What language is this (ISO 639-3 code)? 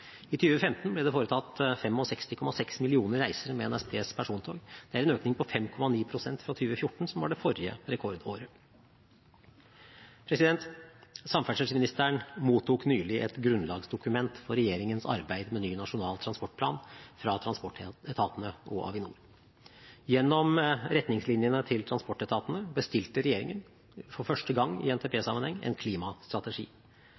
nob